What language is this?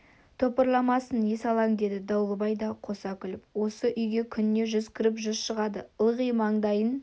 Kazakh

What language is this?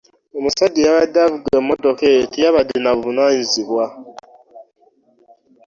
Ganda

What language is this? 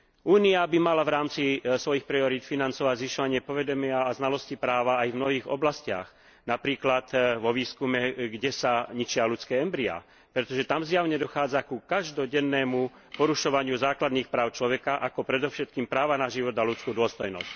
Slovak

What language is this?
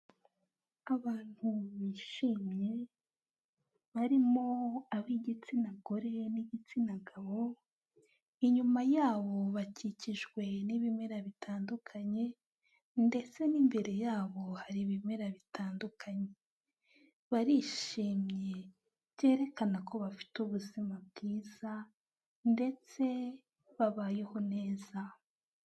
Kinyarwanda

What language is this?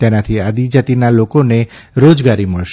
Gujarati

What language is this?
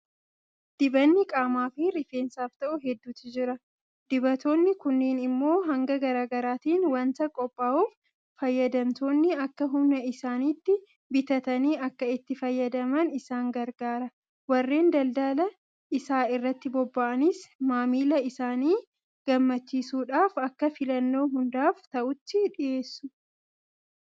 Oromo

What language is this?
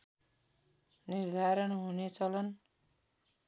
Nepali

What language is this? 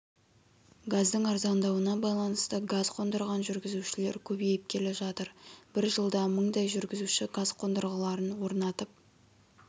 Kazakh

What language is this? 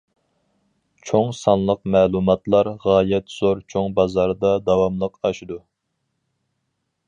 Uyghur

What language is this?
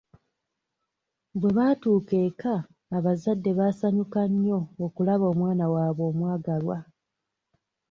Ganda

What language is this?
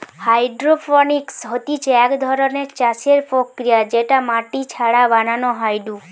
Bangla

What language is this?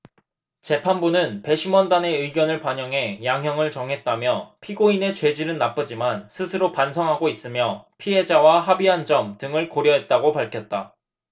Korean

